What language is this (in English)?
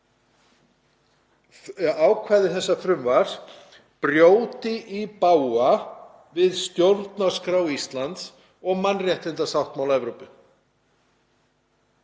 Icelandic